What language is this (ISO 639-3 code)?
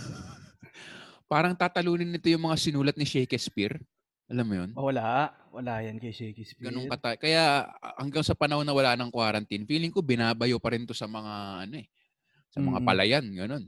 fil